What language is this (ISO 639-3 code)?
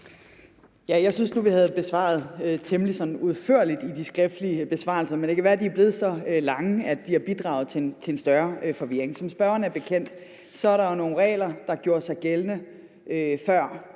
dan